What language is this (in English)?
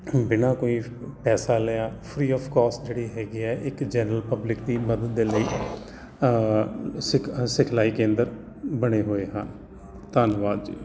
Punjabi